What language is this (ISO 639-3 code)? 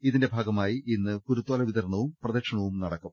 mal